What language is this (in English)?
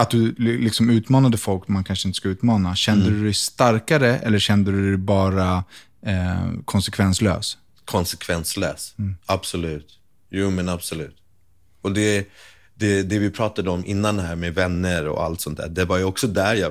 Swedish